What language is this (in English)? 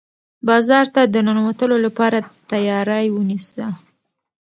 Pashto